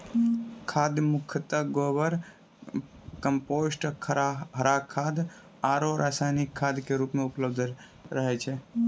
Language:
Maithili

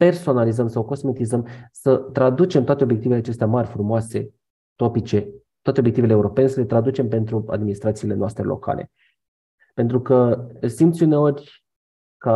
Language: Romanian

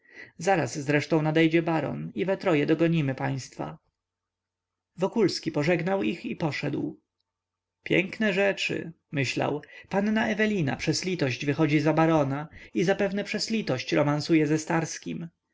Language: Polish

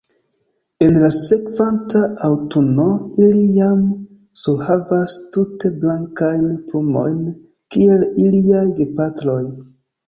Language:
Esperanto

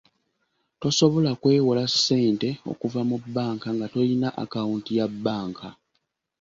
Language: Ganda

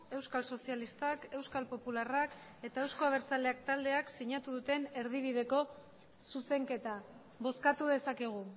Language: Basque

